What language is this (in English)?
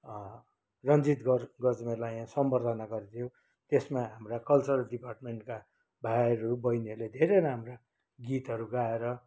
Nepali